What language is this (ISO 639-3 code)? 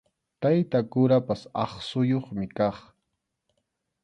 qxu